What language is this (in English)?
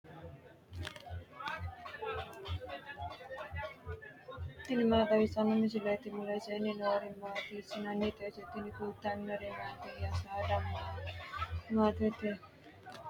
Sidamo